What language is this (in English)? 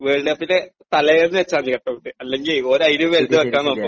Malayalam